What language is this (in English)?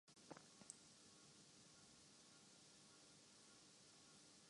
Urdu